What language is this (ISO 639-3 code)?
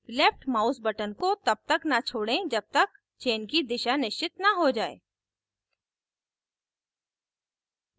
hin